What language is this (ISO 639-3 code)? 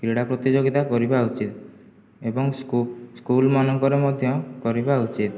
ori